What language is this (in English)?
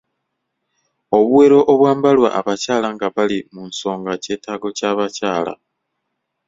Ganda